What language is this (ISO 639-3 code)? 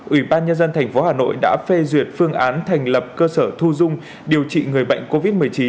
vie